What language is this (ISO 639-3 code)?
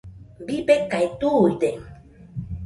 hux